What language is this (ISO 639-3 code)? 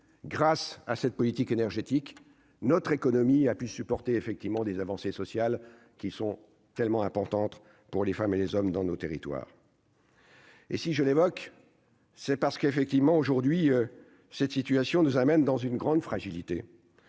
fra